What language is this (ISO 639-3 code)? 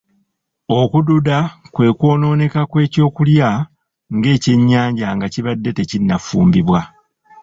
lug